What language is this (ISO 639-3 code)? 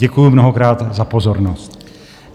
ces